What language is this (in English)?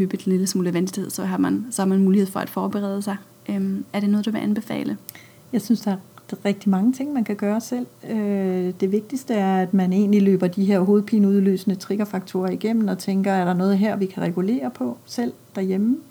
Danish